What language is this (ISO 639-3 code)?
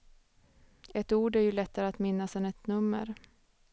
swe